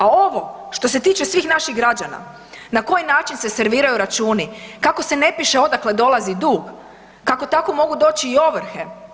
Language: Croatian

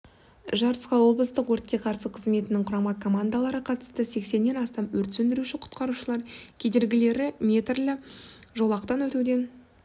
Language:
Kazakh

